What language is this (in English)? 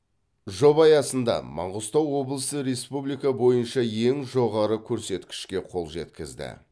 Kazakh